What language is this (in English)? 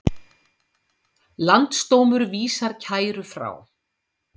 Icelandic